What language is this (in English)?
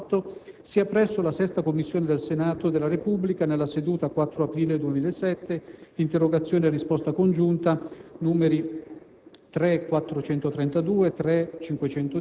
Italian